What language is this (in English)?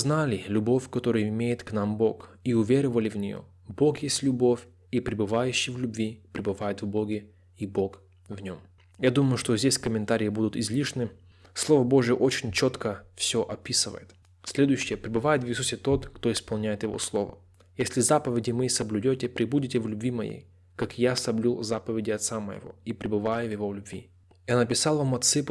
Russian